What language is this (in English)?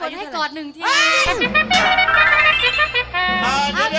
Thai